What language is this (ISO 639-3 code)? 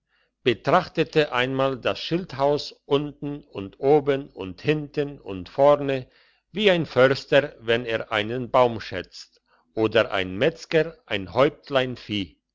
deu